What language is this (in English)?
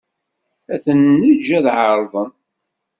Kabyle